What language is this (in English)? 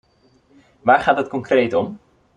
Dutch